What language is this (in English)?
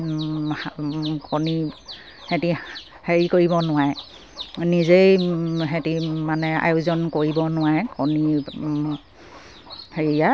Assamese